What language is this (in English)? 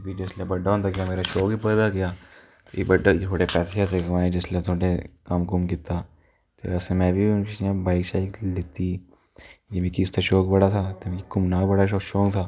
Dogri